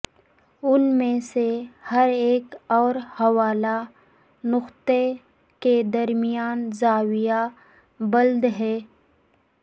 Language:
Urdu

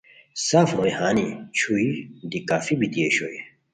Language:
Khowar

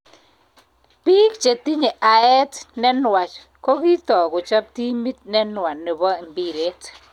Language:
Kalenjin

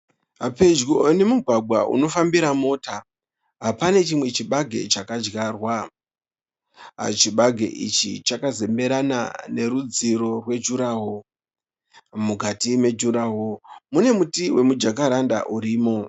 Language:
Shona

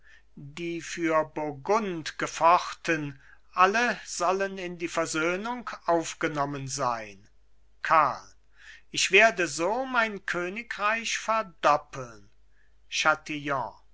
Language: German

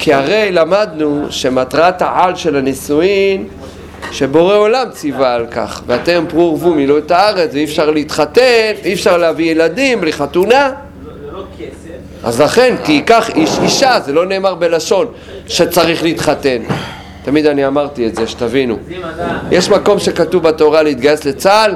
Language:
Hebrew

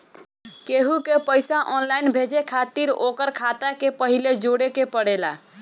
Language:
Bhojpuri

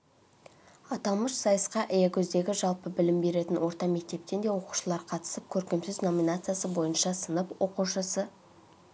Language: Kazakh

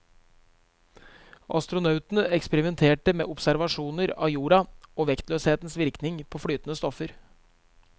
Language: Norwegian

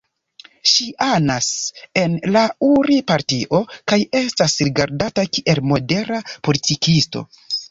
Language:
Esperanto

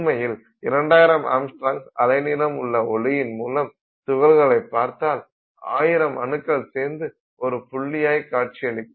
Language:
Tamil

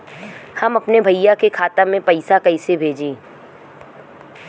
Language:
Bhojpuri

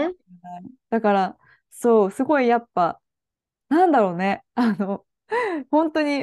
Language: Japanese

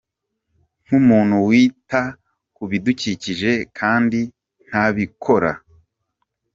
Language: Kinyarwanda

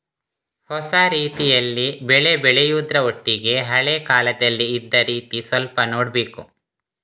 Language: Kannada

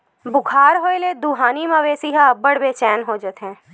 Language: Chhattisgarhi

